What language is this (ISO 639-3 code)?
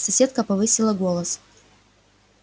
rus